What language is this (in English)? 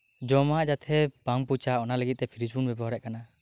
Santali